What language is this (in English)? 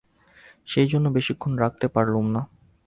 Bangla